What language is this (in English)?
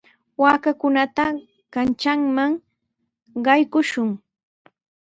Sihuas Ancash Quechua